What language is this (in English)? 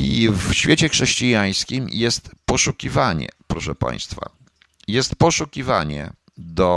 Polish